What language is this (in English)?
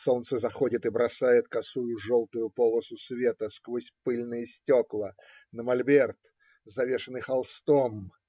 Russian